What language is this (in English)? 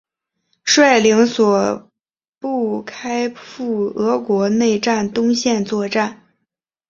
Chinese